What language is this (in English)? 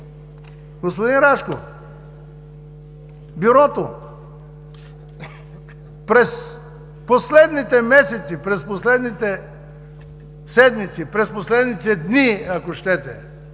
Bulgarian